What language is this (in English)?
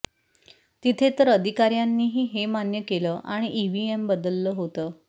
Marathi